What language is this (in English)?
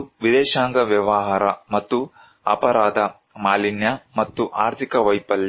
Kannada